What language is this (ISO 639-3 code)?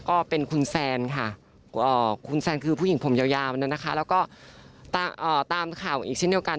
tha